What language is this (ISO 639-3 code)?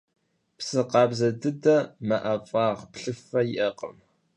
kbd